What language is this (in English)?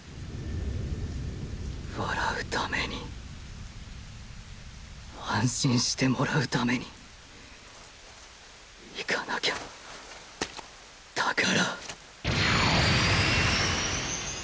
Japanese